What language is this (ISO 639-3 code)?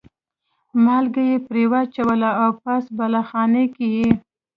pus